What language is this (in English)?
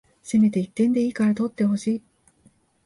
Japanese